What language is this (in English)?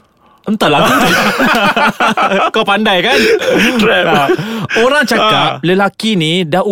Malay